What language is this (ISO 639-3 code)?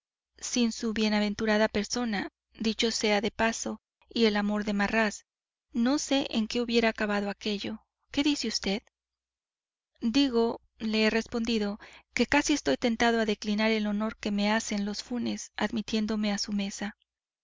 spa